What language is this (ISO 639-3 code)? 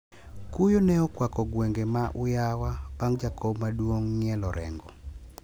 luo